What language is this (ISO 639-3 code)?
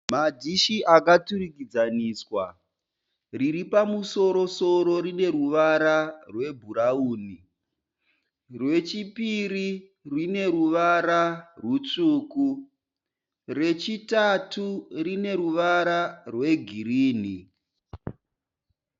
sna